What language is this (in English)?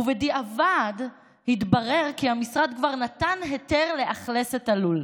Hebrew